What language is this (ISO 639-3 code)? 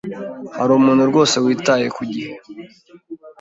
kin